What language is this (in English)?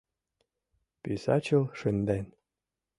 Mari